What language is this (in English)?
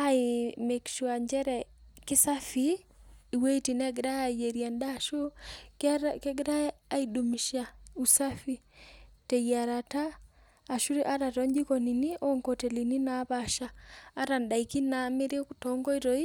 Masai